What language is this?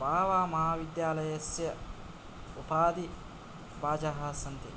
Sanskrit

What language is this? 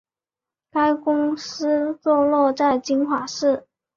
Chinese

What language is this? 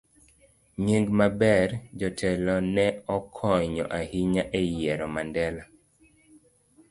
Luo (Kenya and Tanzania)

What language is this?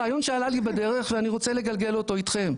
Hebrew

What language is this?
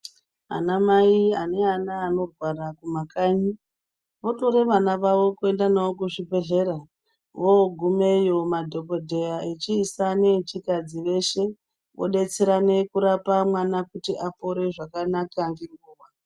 Ndau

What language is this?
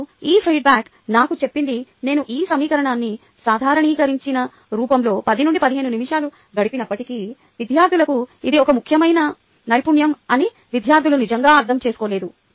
Telugu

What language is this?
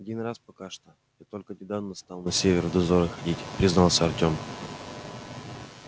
Russian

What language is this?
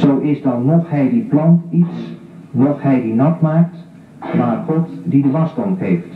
Dutch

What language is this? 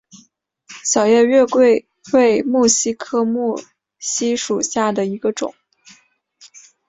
Chinese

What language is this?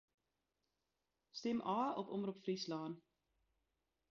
Western Frisian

